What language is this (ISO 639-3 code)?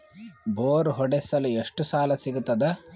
kan